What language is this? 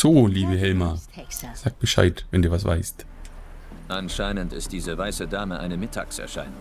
German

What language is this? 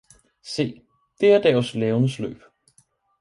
Danish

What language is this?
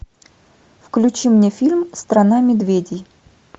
Russian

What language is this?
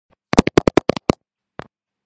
Georgian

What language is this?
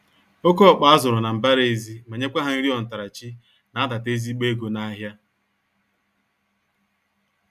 Igbo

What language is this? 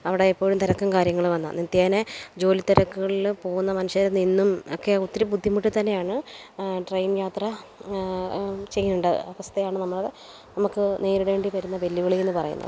Malayalam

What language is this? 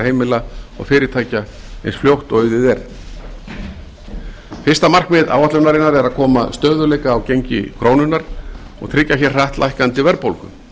Icelandic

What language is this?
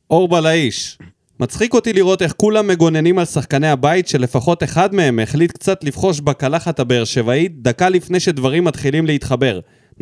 Hebrew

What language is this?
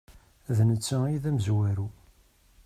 Kabyle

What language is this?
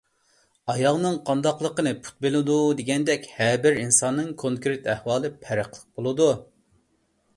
Uyghur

